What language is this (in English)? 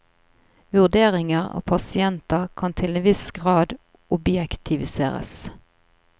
Norwegian